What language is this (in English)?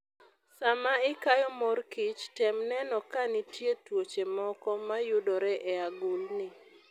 Luo (Kenya and Tanzania)